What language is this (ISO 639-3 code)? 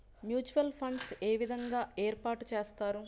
tel